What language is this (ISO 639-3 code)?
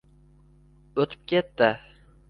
uzb